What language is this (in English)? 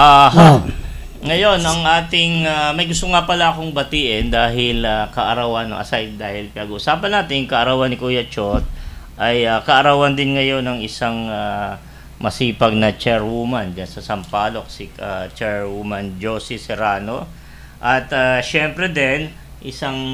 Filipino